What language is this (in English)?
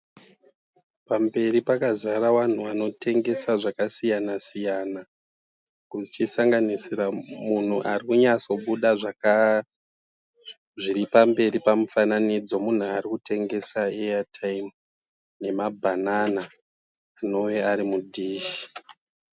Shona